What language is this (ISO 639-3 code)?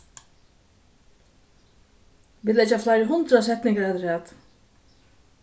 fao